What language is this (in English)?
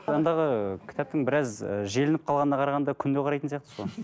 Kazakh